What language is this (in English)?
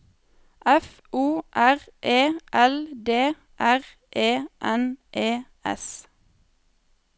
Norwegian